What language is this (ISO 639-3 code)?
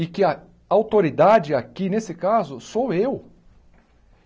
por